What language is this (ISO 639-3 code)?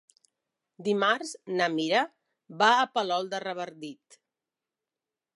cat